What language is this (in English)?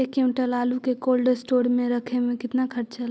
Magahi